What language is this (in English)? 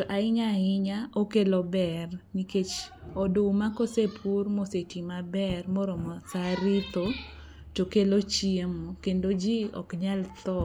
Luo (Kenya and Tanzania)